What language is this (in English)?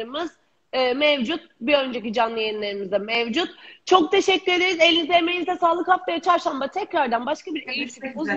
Turkish